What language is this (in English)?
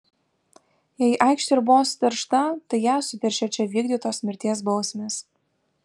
Lithuanian